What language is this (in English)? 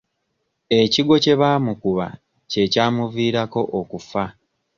Ganda